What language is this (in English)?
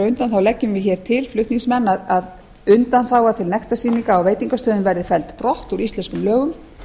Icelandic